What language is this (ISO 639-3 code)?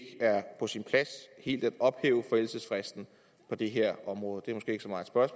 dan